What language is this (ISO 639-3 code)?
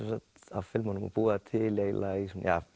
isl